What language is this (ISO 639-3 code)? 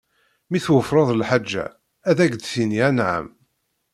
kab